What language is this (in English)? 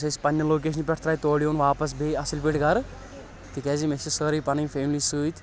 Kashmiri